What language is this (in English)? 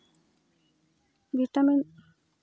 Santali